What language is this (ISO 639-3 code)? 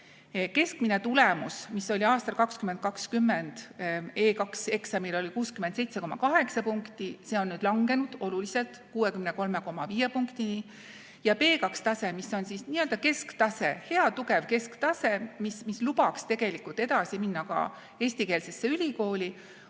est